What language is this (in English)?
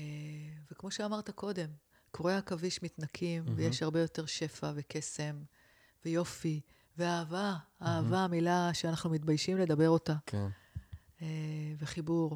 Hebrew